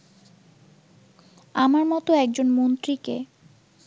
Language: Bangla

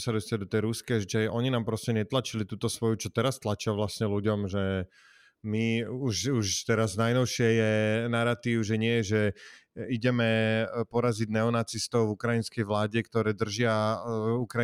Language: Slovak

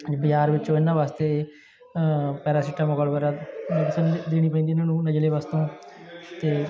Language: Punjabi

